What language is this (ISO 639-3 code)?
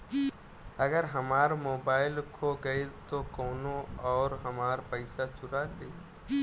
bho